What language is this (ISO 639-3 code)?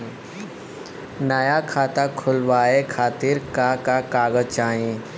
bho